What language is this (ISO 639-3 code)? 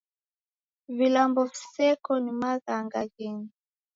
dav